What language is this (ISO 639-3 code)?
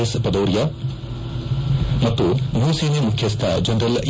kan